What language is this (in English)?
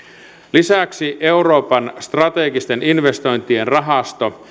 Finnish